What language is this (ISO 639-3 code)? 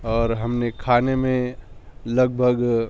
urd